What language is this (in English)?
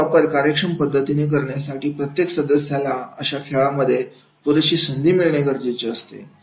Marathi